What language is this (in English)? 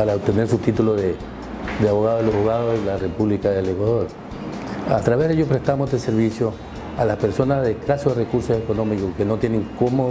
Spanish